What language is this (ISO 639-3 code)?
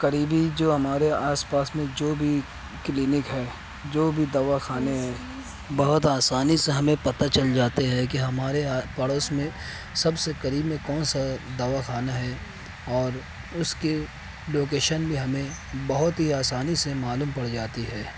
urd